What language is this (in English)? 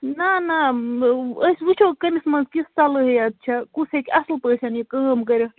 Kashmiri